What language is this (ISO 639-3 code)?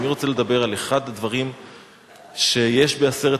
heb